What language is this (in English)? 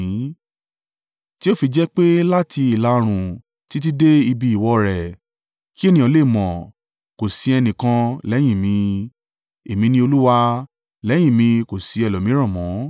Yoruba